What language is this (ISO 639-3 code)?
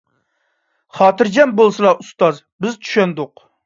uig